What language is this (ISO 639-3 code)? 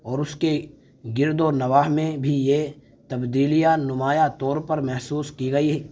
urd